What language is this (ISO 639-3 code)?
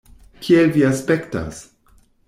epo